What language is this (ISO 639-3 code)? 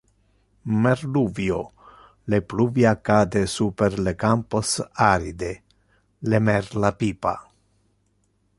ina